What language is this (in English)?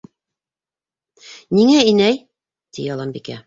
Bashkir